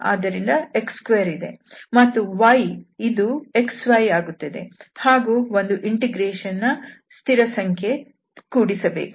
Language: Kannada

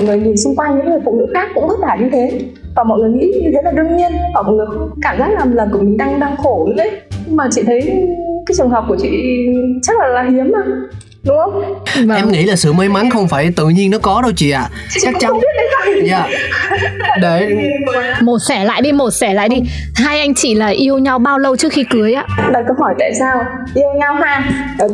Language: Vietnamese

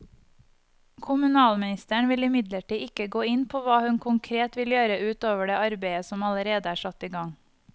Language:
Norwegian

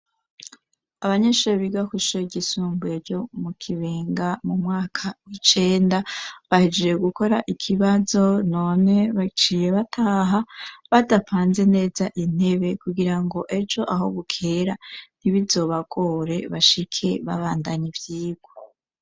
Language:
Rundi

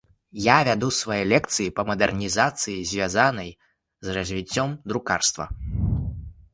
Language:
Belarusian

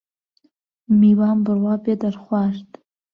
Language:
Central Kurdish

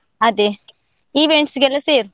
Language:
Kannada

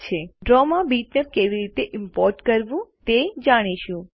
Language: Gujarati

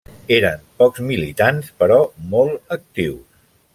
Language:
Catalan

